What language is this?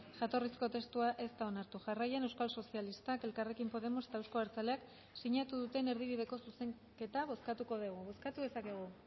Basque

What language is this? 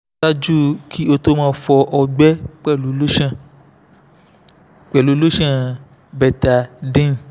Yoruba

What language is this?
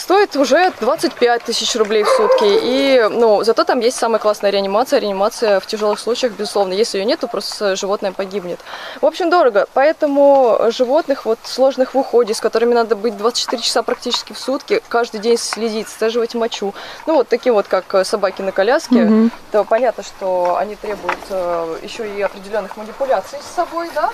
Russian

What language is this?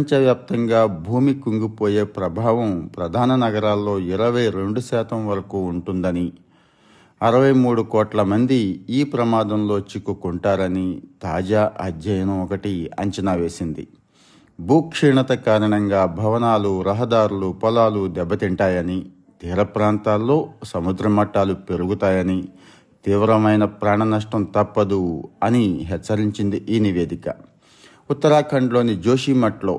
Telugu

